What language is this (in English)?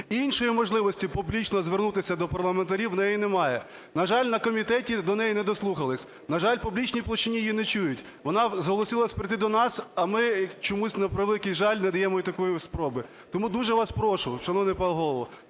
Ukrainian